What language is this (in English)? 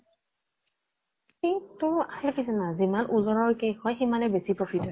Assamese